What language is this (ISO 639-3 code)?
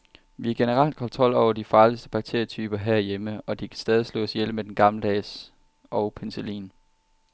dan